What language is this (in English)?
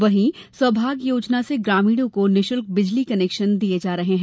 Hindi